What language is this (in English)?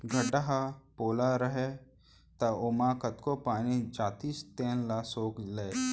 Chhattisgarhi